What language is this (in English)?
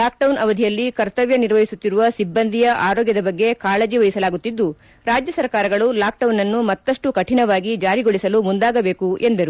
Kannada